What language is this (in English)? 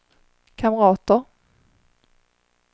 Swedish